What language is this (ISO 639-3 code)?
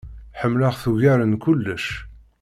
kab